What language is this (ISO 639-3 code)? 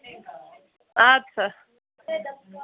kas